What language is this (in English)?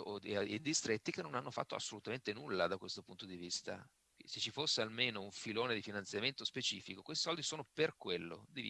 Italian